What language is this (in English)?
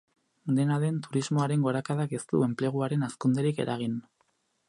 Basque